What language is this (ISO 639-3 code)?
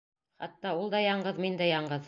bak